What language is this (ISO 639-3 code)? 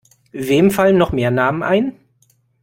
deu